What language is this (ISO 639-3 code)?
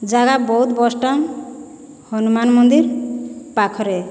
ori